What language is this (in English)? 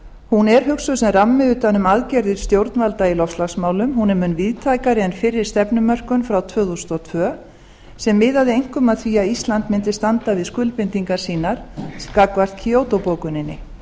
Icelandic